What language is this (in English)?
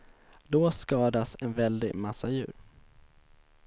Swedish